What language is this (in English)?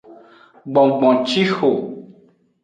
Aja (Benin)